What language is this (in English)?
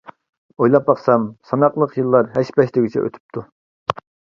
Uyghur